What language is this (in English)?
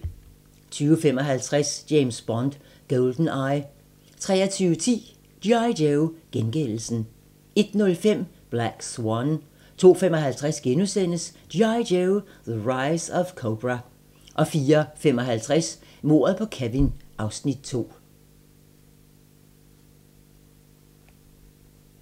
Danish